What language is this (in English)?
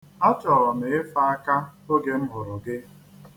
Igbo